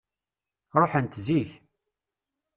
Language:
Kabyle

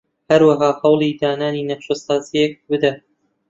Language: Central Kurdish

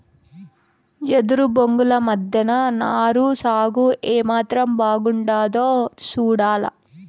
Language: Telugu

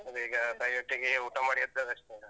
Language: Kannada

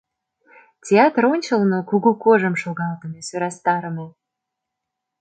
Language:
Mari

